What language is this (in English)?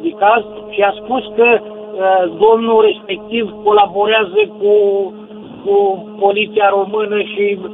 Romanian